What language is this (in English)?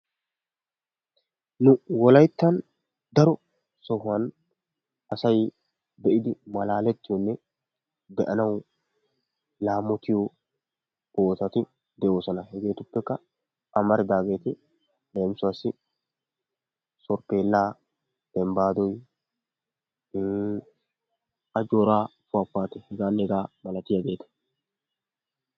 Wolaytta